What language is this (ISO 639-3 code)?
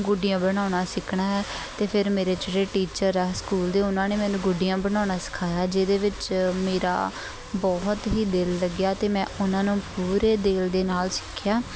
pan